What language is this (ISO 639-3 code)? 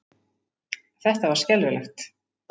isl